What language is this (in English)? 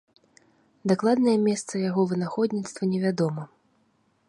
Belarusian